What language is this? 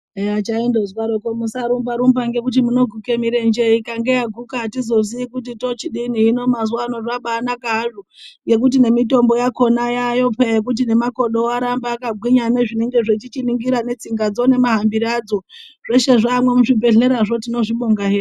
Ndau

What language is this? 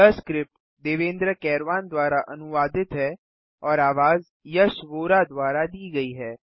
Hindi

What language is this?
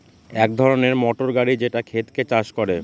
Bangla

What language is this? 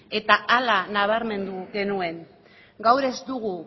Basque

